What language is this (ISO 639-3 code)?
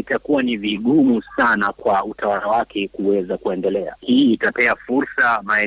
swa